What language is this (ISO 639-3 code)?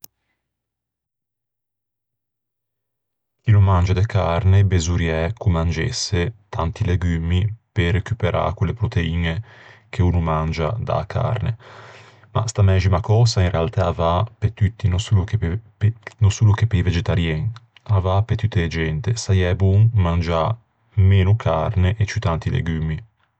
lij